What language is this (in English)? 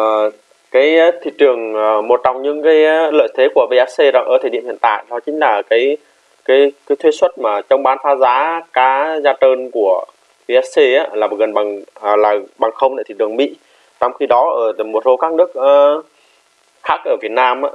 Vietnamese